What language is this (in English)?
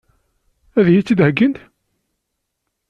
Kabyle